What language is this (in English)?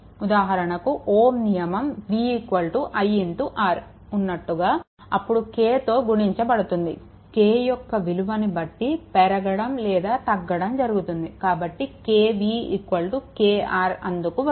Telugu